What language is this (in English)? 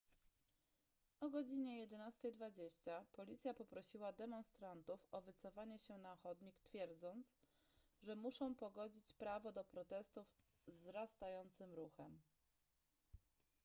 Polish